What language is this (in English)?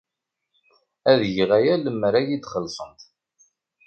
Kabyle